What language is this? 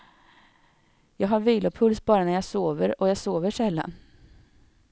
Swedish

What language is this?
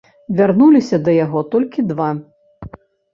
Belarusian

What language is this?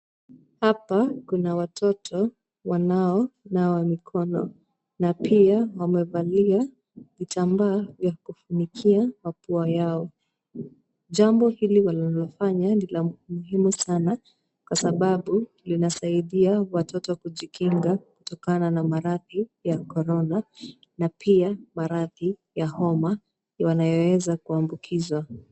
Swahili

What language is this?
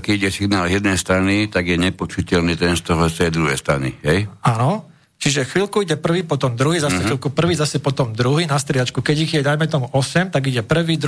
Slovak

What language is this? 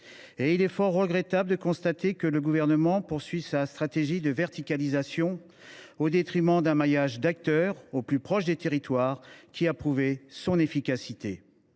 French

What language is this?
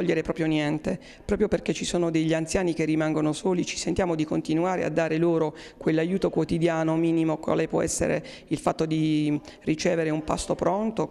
Italian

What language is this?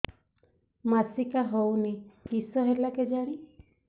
Odia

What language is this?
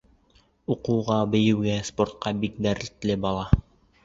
Bashkir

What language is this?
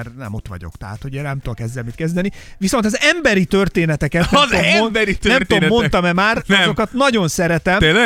Hungarian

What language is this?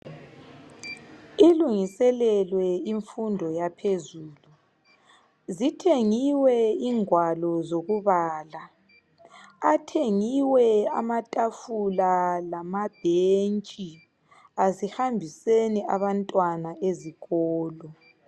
North Ndebele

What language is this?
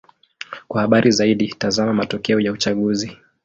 Swahili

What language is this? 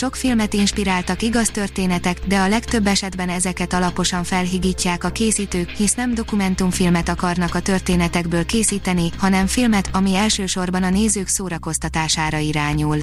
Hungarian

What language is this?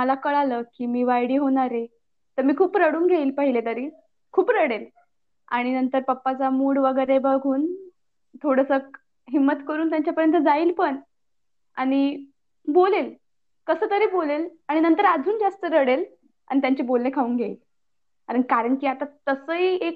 Marathi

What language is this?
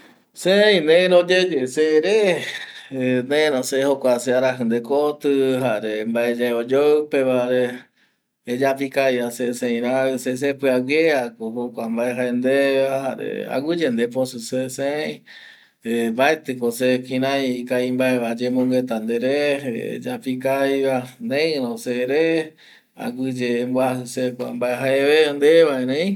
Eastern Bolivian Guaraní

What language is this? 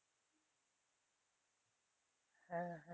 Bangla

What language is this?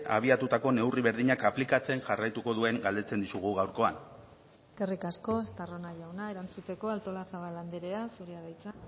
Basque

